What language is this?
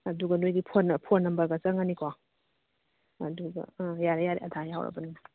Manipuri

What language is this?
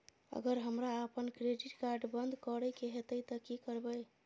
Maithili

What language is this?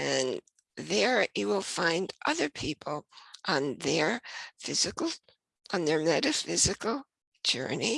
English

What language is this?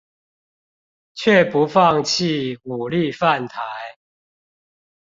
Chinese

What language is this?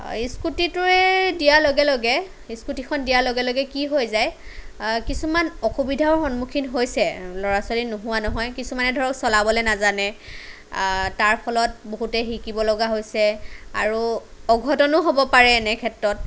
Assamese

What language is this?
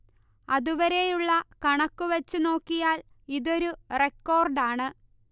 Malayalam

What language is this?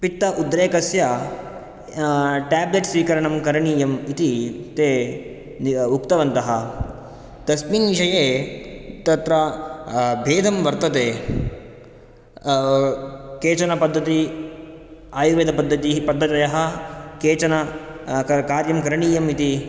Sanskrit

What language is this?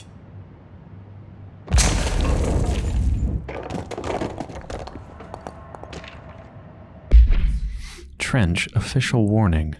English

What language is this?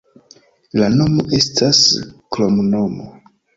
Esperanto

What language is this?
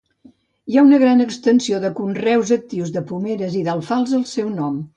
Catalan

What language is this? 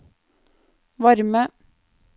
Norwegian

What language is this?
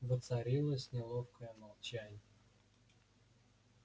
Russian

